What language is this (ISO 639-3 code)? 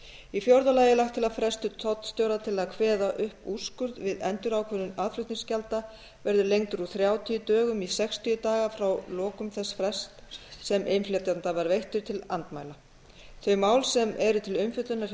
isl